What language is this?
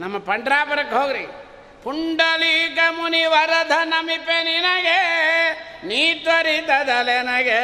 Kannada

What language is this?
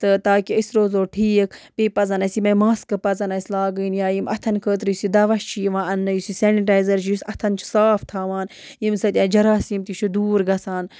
Kashmiri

